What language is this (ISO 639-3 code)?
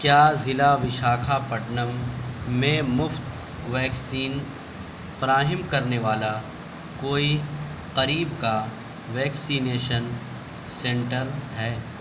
urd